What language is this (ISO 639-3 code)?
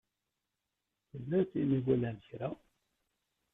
kab